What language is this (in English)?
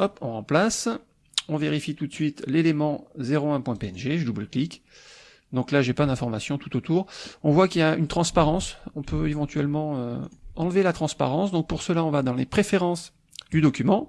French